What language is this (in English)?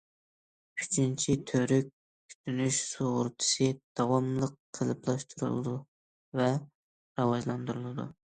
Uyghur